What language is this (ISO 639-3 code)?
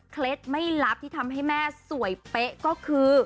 tha